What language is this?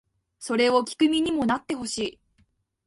Japanese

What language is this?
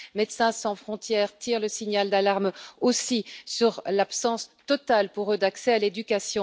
French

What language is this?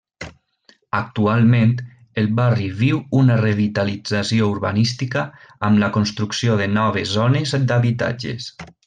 Catalan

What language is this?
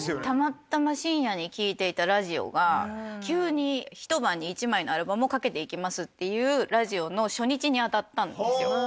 Japanese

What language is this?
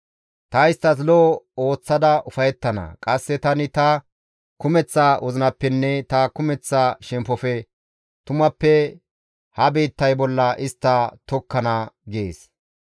Gamo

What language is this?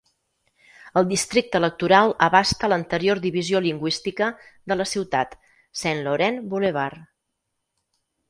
Catalan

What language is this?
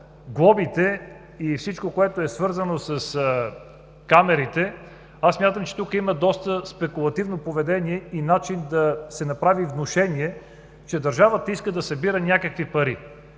Bulgarian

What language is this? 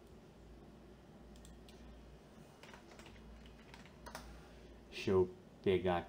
Portuguese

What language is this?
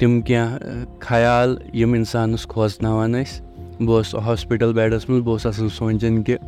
Urdu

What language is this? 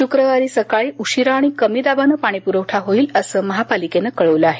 Marathi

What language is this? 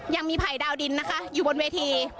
Thai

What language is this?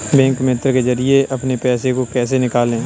Hindi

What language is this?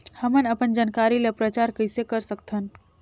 Chhattisgarhi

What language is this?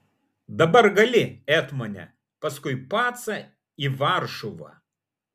Lithuanian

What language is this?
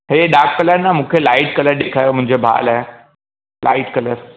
Sindhi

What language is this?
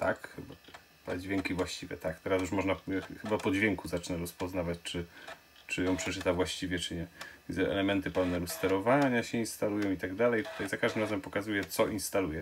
Polish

